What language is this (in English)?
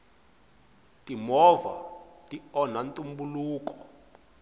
Tsonga